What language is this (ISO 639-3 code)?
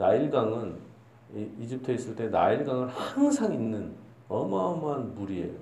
kor